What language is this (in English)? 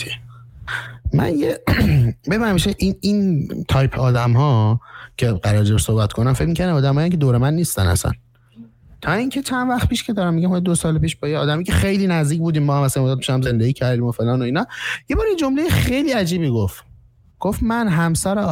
Persian